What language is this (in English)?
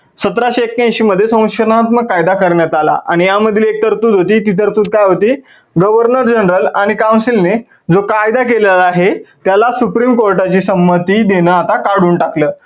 Marathi